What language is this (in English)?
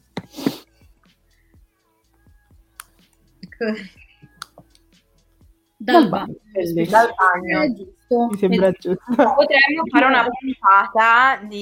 Italian